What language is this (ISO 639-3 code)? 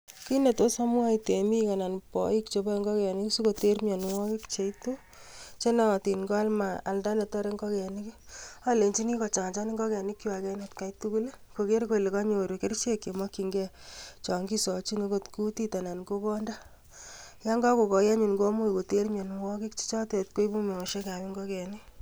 kln